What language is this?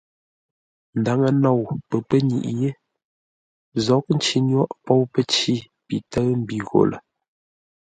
Ngombale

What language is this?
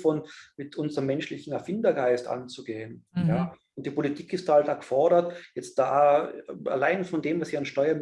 German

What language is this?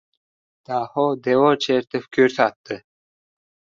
Uzbek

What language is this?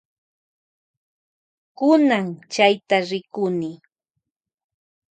Loja Highland Quichua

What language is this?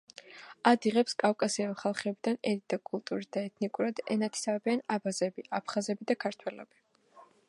Georgian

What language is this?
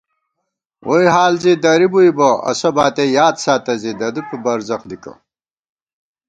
Gawar-Bati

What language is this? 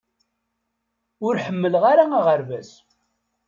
Kabyle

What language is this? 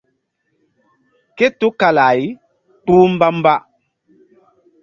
Mbum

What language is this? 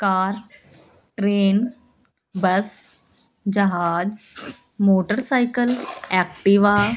Punjabi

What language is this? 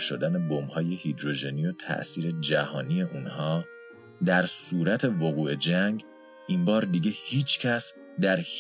Persian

